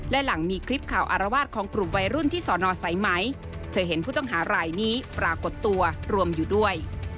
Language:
Thai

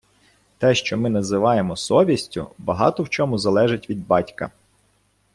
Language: Ukrainian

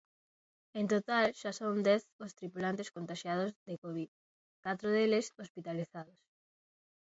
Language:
Galician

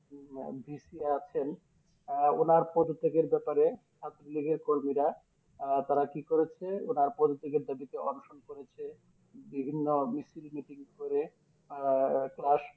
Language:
Bangla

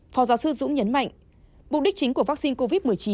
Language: Vietnamese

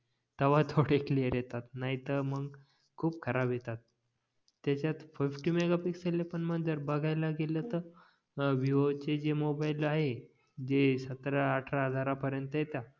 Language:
Marathi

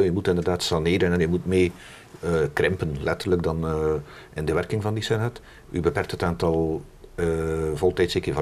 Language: Dutch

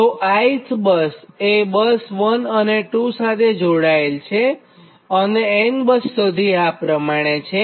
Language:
Gujarati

